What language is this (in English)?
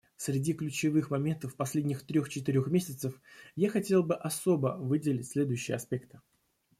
Russian